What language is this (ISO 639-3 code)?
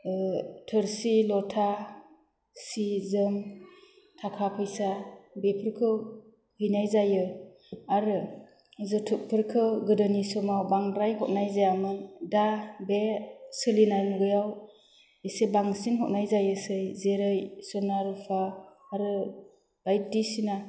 brx